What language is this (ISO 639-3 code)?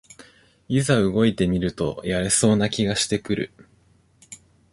jpn